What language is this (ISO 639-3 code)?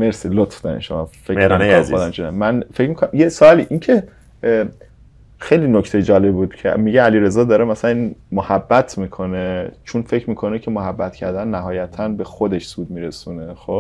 fas